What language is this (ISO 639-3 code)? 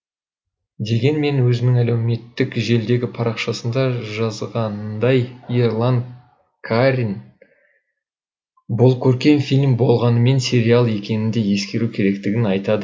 kaz